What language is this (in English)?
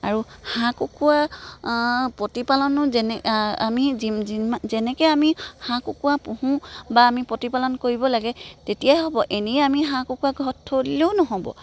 Assamese